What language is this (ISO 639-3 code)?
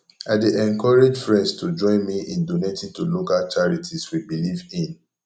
pcm